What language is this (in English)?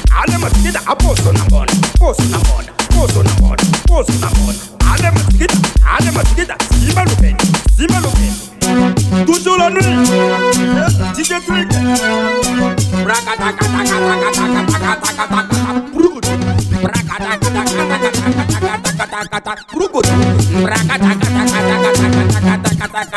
English